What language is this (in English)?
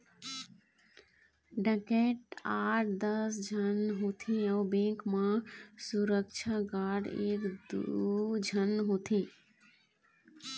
Chhattisgarhi